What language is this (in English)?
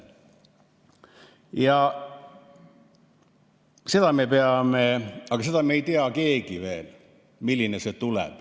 Estonian